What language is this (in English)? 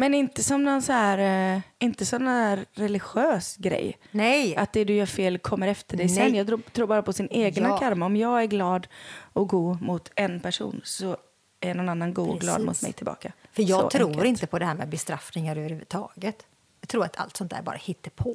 Swedish